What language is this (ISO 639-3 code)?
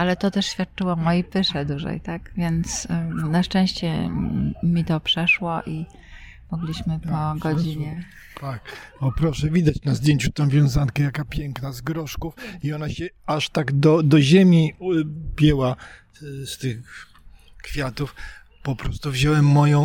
pol